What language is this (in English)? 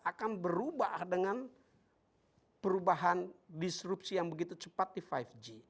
Indonesian